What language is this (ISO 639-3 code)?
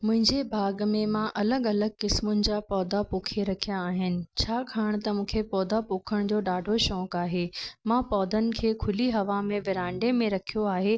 snd